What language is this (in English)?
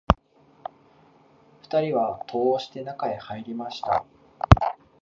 Japanese